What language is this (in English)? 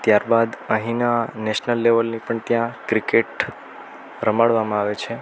Gujarati